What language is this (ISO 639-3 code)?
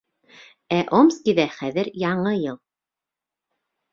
bak